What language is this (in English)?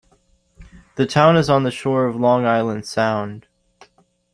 English